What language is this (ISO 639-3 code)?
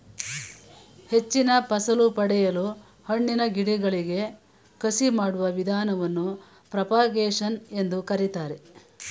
kan